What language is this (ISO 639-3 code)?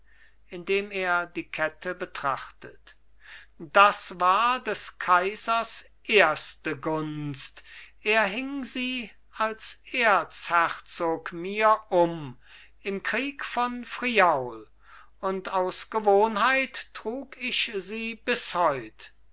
deu